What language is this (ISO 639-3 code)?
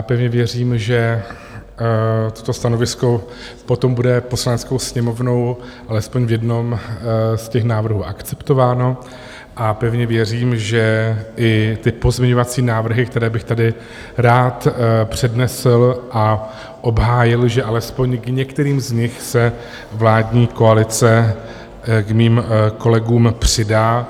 ces